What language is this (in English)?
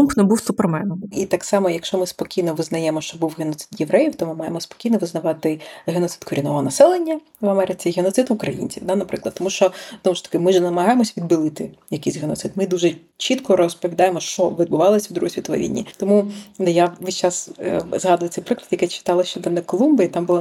Ukrainian